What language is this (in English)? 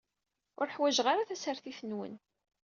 Kabyle